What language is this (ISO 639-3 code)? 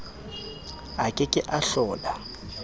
sot